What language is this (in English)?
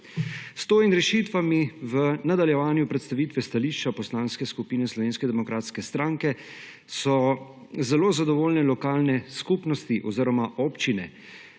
Slovenian